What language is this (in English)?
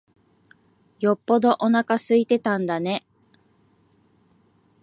Japanese